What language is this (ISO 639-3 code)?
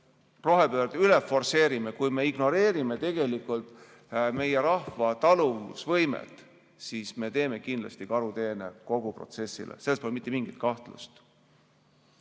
est